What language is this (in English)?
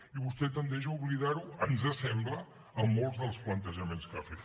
Catalan